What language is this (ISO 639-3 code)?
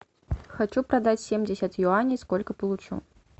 rus